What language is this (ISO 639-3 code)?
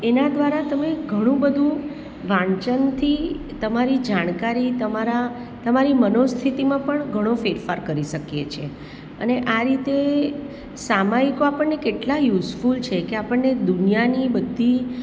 guj